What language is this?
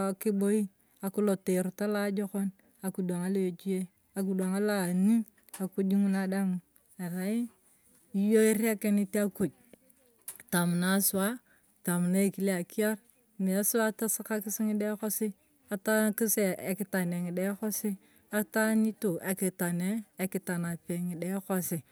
Turkana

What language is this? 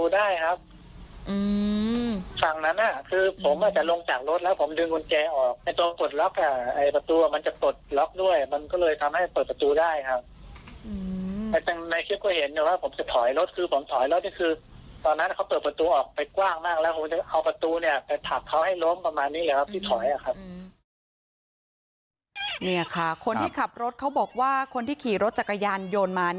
Thai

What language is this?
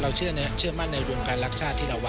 Thai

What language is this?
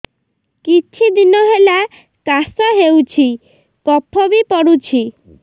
Odia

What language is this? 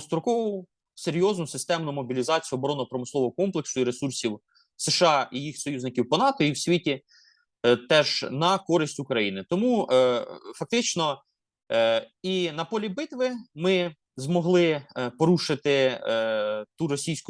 Ukrainian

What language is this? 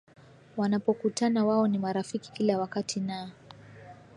Swahili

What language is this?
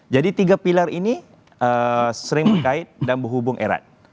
Indonesian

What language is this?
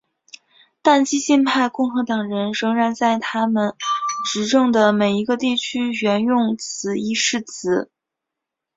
Chinese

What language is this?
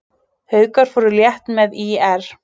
Icelandic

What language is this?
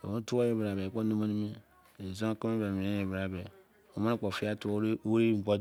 Izon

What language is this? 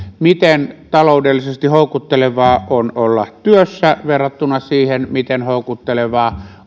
Finnish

